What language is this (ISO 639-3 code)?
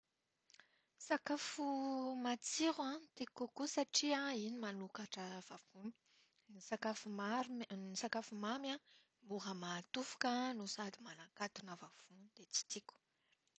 mlg